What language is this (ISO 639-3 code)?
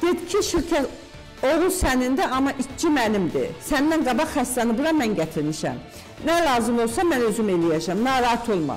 tur